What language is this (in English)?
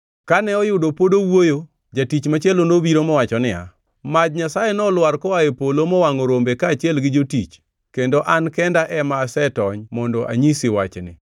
Luo (Kenya and Tanzania)